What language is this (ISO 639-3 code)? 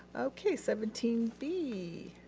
eng